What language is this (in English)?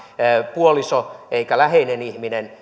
Finnish